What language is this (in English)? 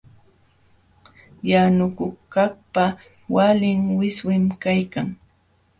Jauja Wanca Quechua